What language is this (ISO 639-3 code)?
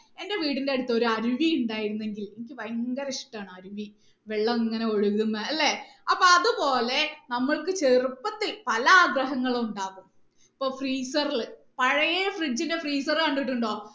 mal